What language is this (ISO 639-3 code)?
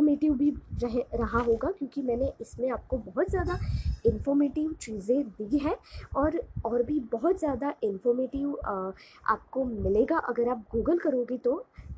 hin